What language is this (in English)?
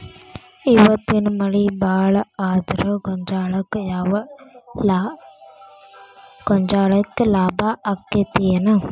Kannada